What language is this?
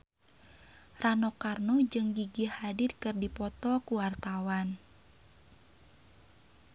Sundanese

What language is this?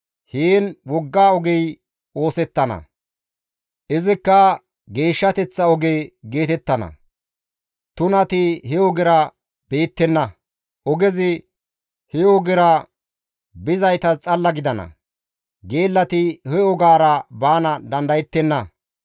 Gamo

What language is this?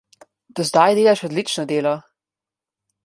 Slovenian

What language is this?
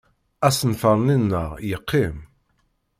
Kabyle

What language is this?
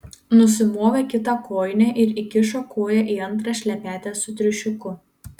Lithuanian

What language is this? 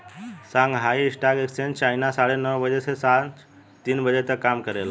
Bhojpuri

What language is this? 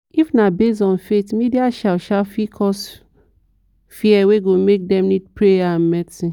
Nigerian Pidgin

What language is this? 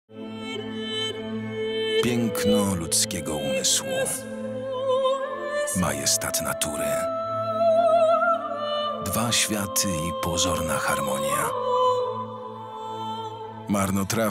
Polish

